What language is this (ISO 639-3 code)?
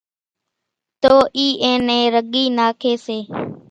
gjk